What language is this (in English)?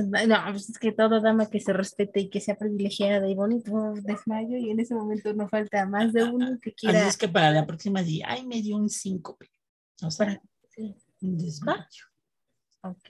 Spanish